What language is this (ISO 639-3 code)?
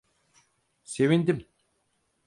tur